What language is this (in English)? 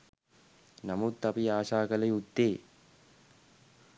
Sinhala